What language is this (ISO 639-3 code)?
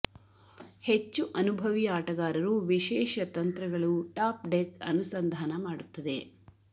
kan